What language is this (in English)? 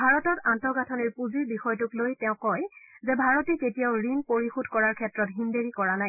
Assamese